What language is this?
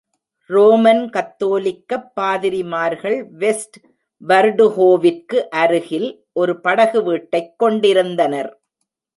Tamil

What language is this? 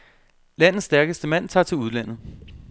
Danish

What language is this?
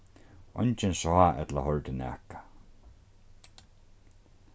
Faroese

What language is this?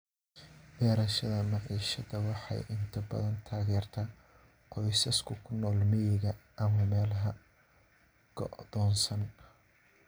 Somali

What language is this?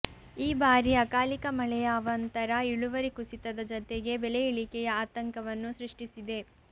Kannada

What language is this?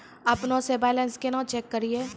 Maithili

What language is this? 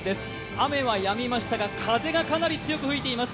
Japanese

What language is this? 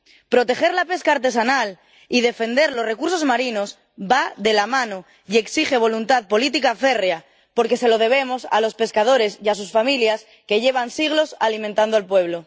Spanish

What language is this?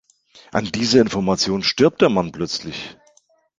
German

